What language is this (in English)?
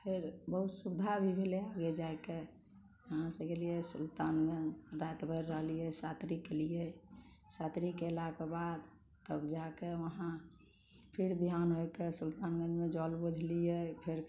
Maithili